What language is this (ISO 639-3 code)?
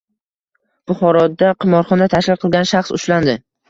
uzb